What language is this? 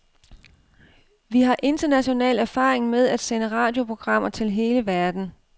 Danish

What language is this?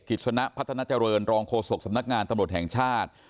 Thai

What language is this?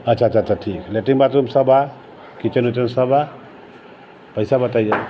Maithili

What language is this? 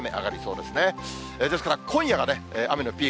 Japanese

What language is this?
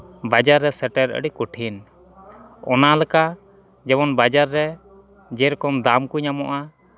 Santali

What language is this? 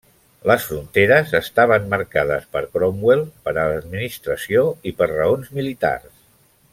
Catalan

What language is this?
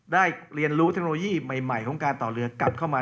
Thai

